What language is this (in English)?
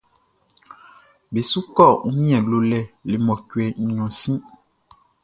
Baoulé